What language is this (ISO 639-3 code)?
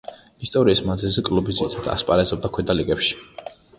kat